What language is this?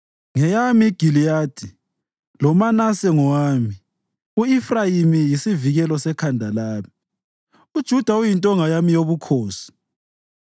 North Ndebele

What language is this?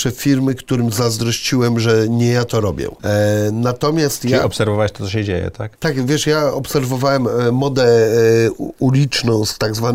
Polish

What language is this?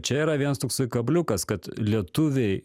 Lithuanian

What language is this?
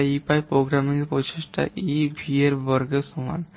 Bangla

